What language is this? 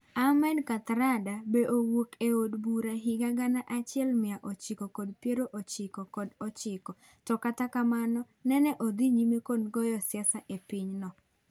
Luo (Kenya and Tanzania)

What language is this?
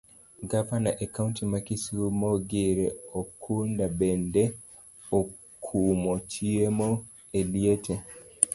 Luo (Kenya and Tanzania)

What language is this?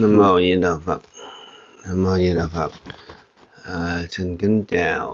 Vietnamese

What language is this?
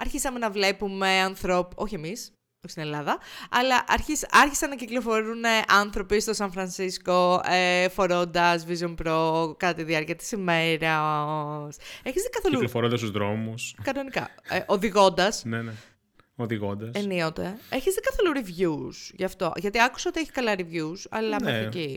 Greek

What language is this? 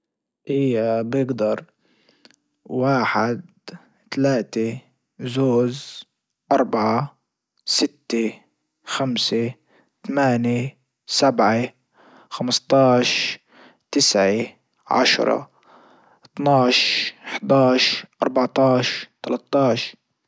Libyan Arabic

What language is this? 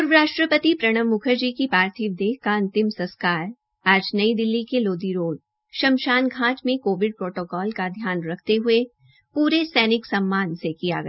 Hindi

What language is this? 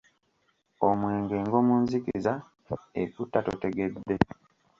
Ganda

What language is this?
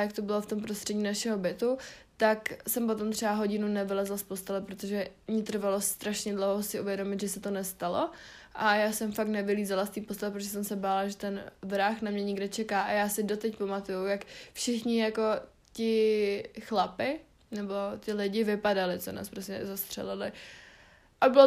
Czech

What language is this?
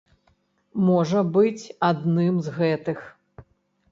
Belarusian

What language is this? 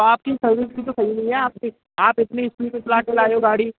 Hindi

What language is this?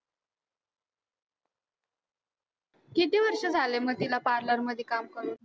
Marathi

